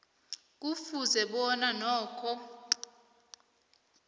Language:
South Ndebele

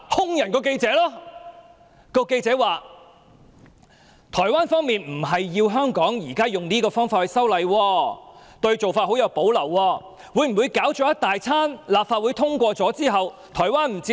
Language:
Cantonese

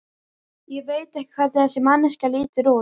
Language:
Icelandic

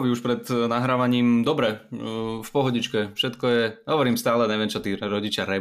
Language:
Slovak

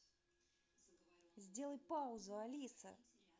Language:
Russian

